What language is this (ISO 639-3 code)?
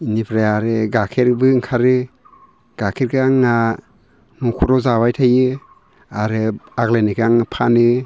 brx